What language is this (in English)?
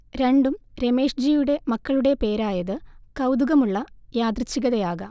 Malayalam